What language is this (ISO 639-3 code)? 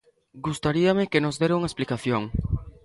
glg